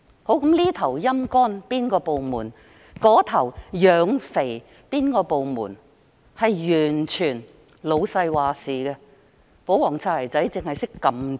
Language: Cantonese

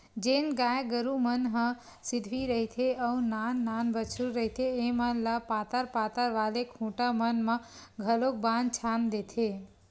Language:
Chhattisgarhi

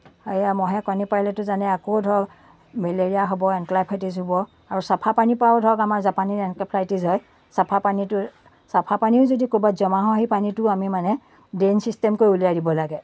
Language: Assamese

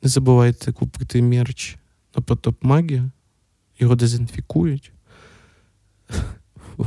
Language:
Ukrainian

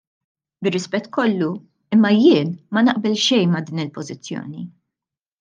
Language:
Maltese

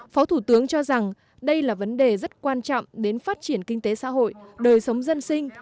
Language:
Vietnamese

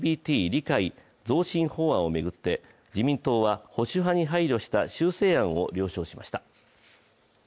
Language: Japanese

